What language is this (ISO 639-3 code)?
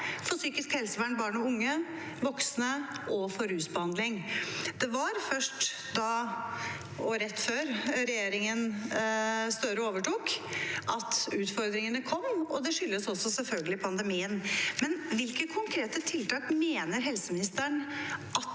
nor